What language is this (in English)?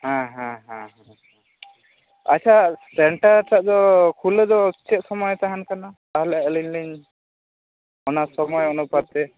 Santali